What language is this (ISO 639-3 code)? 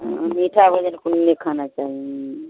mai